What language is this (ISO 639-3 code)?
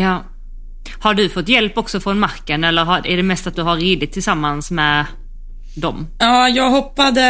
swe